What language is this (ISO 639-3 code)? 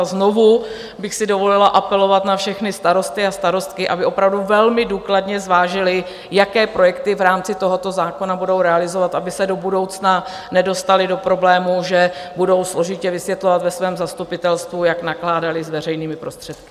ces